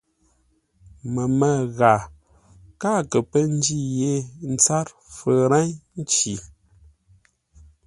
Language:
Ngombale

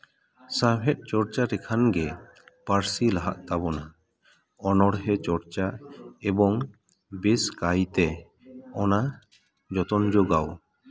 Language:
Santali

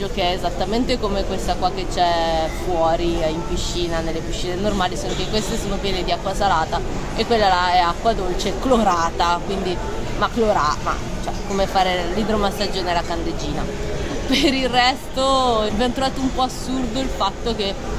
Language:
Italian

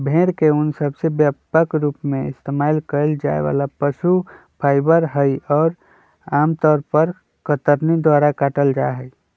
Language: Magahi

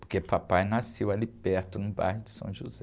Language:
Portuguese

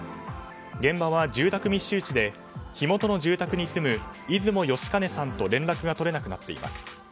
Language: Japanese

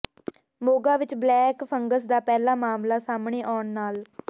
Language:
Punjabi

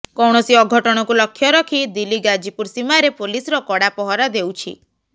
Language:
Odia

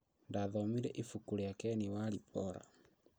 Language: Kikuyu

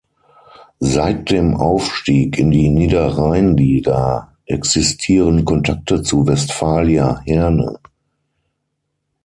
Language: German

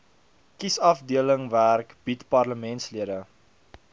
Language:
Afrikaans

